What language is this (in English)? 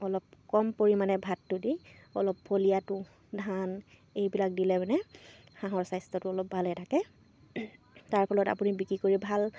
Assamese